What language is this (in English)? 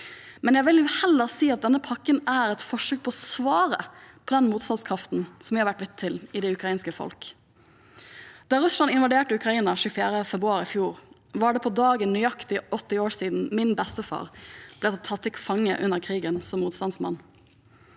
Norwegian